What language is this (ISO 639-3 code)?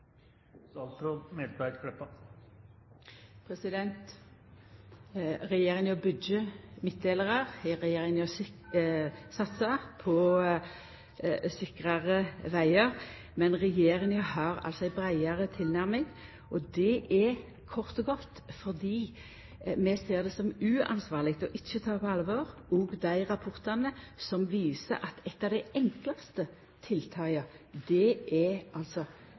nor